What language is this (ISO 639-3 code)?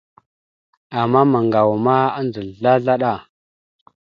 mxu